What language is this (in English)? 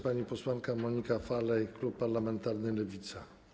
Polish